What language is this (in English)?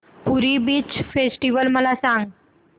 Marathi